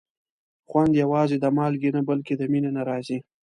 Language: Pashto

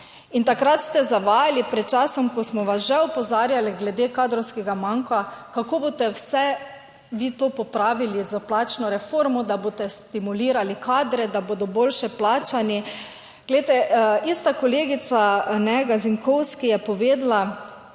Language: Slovenian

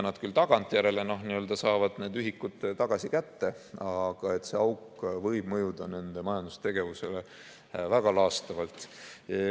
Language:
Estonian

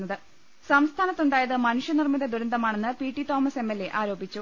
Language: Malayalam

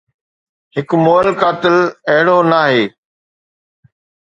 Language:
Sindhi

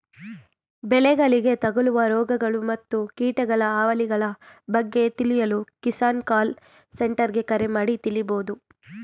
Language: Kannada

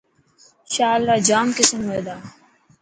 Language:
Dhatki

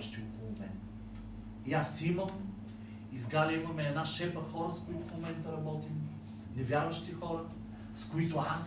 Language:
Bulgarian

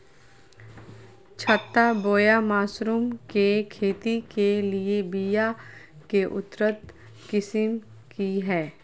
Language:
Magahi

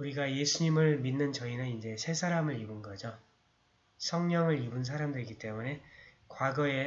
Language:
Korean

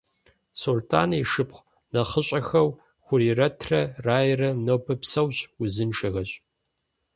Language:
Kabardian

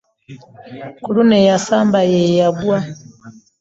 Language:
Ganda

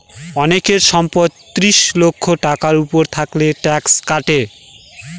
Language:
Bangla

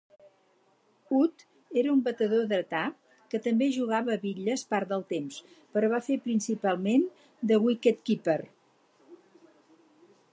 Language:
Catalan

